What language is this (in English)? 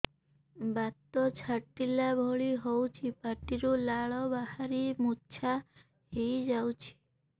Odia